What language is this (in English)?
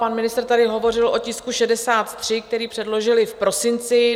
Czech